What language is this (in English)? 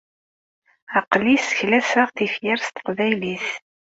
Kabyle